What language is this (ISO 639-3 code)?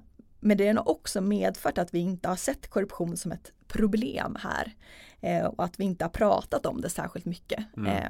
swe